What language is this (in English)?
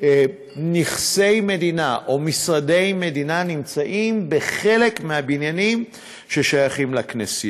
Hebrew